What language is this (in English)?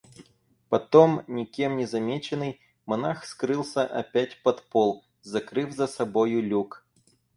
Russian